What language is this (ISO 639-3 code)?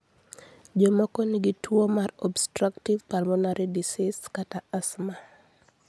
luo